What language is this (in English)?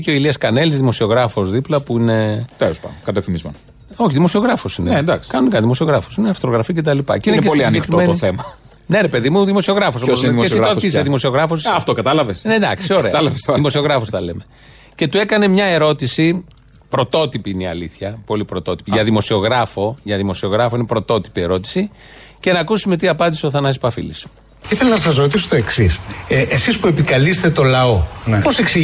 Greek